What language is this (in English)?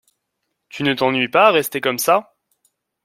French